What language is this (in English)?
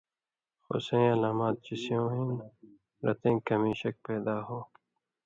Indus Kohistani